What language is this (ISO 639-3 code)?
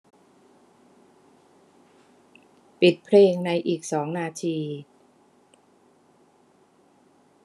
tha